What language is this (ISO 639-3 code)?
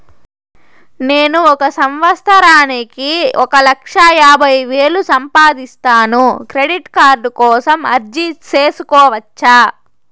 tel